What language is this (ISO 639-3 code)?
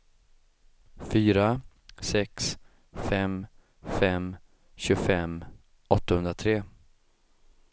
swe